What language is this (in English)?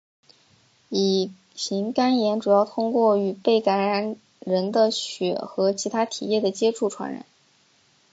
Chinese